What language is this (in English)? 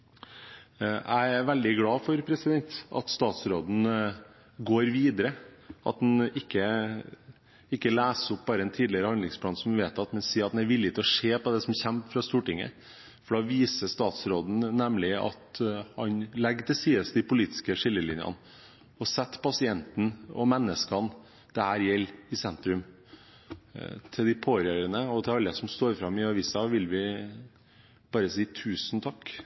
Norwegian Bokmål